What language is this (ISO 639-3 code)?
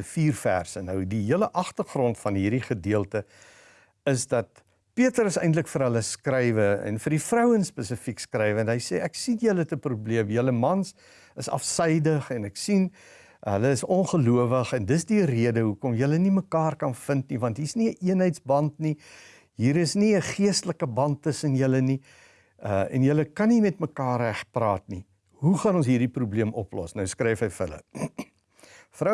nld